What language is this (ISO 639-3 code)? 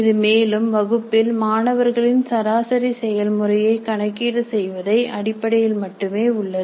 tam